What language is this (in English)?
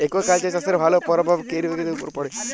Bangla